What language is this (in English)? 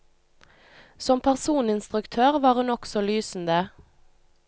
Norwegian